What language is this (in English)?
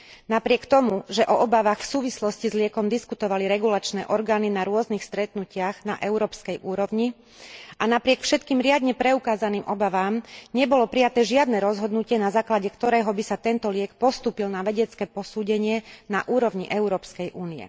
Slovak